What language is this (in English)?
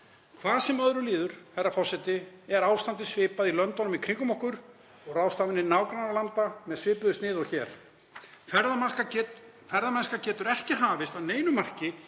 Icelandic